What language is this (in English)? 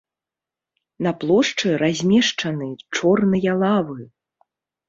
Belarusian